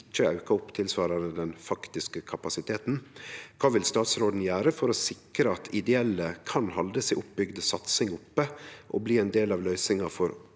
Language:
Norwegian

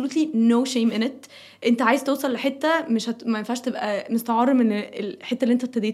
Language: Arabic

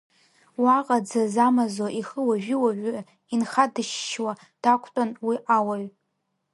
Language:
Abkhazian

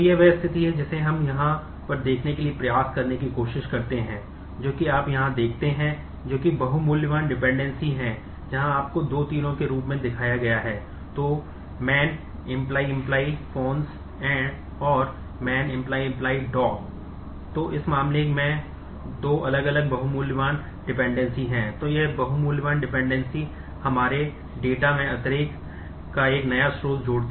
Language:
Hindi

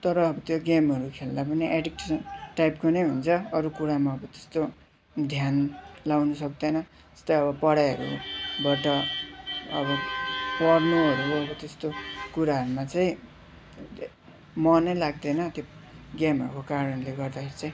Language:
Nepali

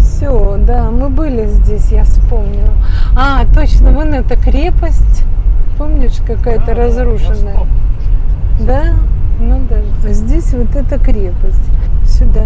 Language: Russian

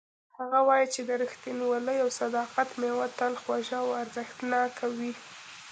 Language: Pashto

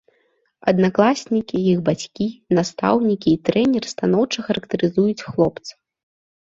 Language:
Belarusian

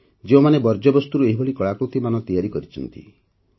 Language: Odia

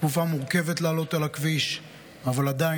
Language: Hebrew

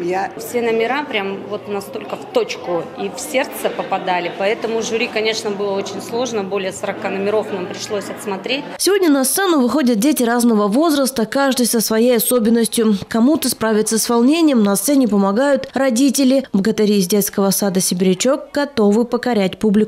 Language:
Russian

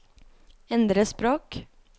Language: Norwegian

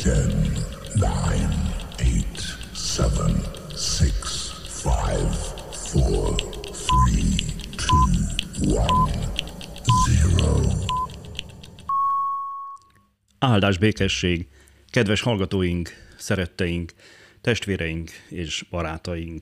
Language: Hungarian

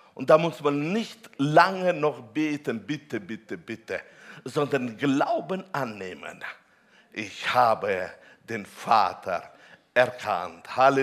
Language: German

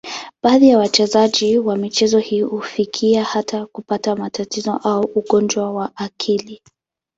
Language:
Swahili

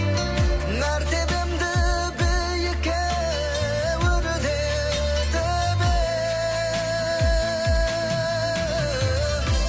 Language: Kazakh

